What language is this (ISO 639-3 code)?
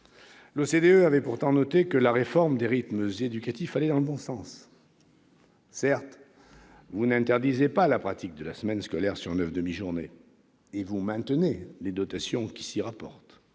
fra